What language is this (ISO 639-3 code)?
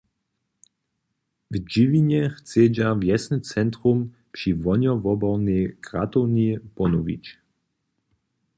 hsb